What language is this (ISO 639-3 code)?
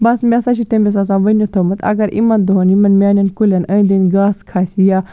kas